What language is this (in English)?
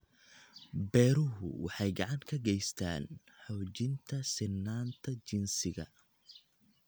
Somali